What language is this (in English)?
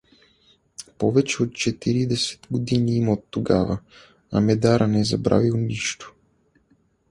Bulgarian